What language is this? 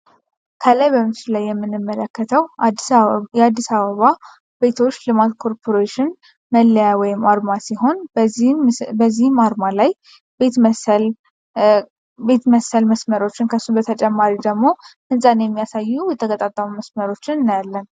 Amharic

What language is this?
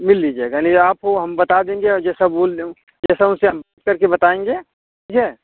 Hindi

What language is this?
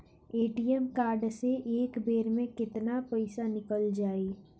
Bhojpuri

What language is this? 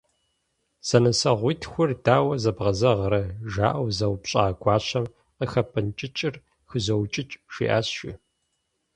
Kabardian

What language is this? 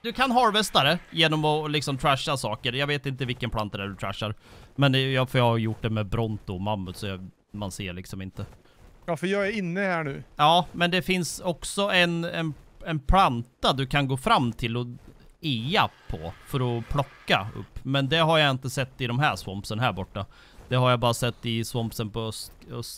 Swedish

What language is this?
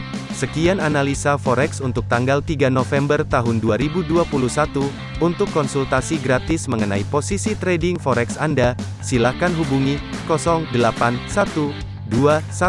Indonesian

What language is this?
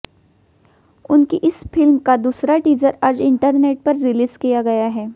Hindi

